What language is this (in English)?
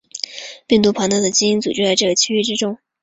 Chinese